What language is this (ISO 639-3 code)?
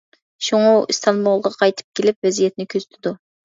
uig